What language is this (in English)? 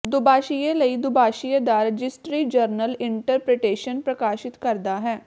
Punjabi